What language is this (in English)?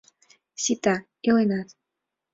Mari